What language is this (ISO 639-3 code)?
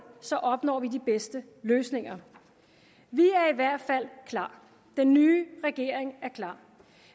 dan